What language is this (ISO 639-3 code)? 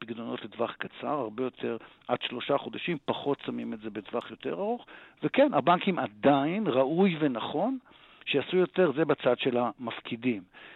heb